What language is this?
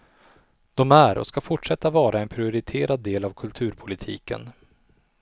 Swedish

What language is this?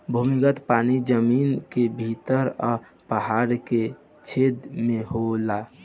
Bhojpuri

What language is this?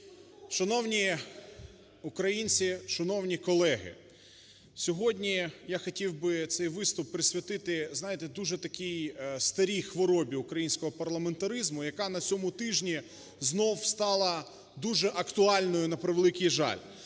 Ukrainian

